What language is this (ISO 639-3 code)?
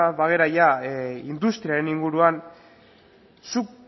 eus